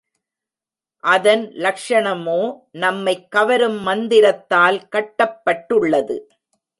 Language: Tamil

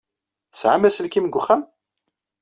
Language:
Kabyle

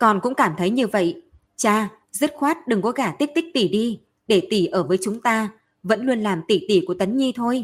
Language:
Vietnamese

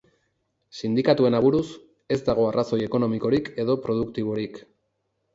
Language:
Basque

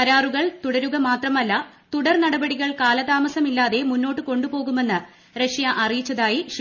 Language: Malayalam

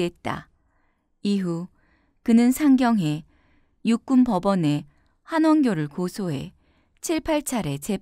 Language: Korean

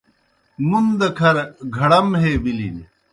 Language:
Kohistani Shina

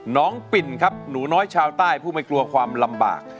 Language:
Thai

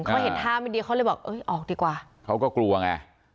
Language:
Thai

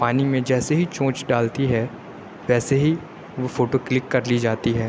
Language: Urdu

